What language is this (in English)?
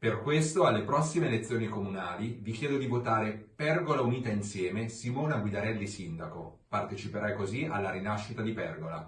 Italian